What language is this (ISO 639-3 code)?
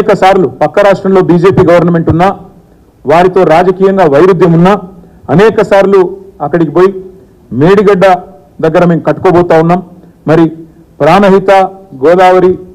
hin